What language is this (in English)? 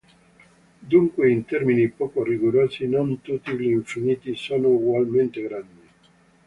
Italian